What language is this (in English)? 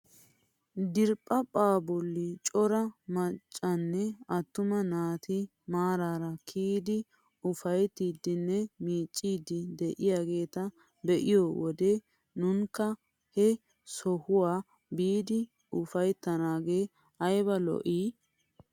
Wolaytta